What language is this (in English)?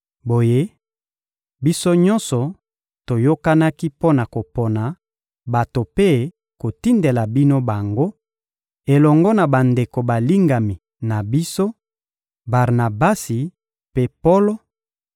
Lingala